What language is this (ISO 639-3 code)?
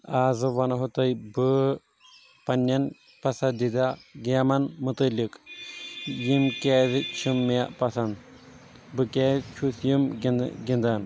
kas